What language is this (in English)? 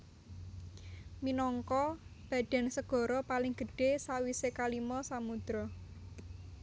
Javanese